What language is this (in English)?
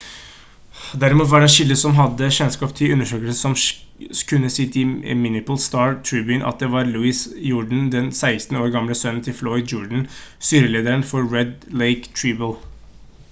Norwegian Bokmål